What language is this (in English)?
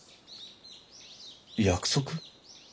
Japanese